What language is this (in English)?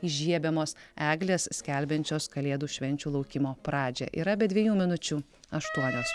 Lithuanian